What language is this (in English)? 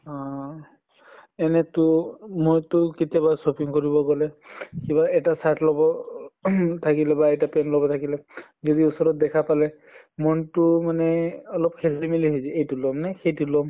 Assamese